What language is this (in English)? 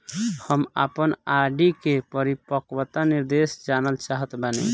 Bhojpuri